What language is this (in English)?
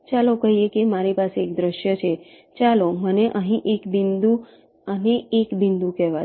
Gujarati